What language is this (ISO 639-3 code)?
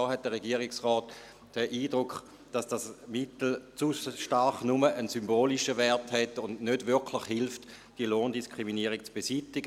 gsw